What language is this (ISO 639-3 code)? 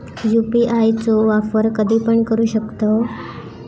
mar